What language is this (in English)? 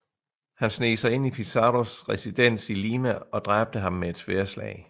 Danish